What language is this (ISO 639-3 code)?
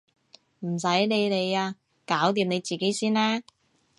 yue